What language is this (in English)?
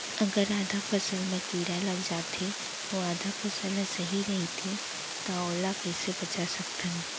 Chhattisgarhi